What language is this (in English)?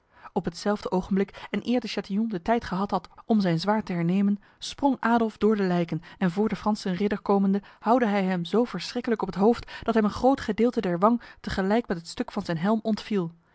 Dutch